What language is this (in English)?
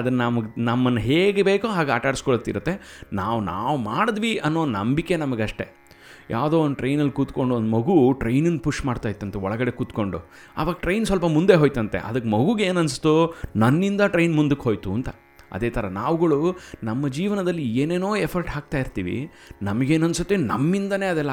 Kannada